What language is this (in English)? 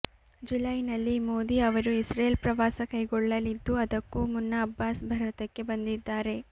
Kannada